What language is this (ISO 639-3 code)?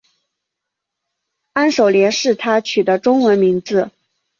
zho